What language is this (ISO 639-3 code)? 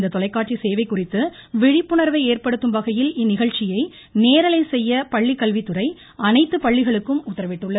tam